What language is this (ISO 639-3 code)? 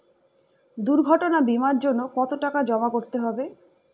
ben